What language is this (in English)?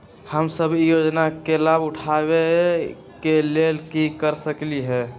Magahi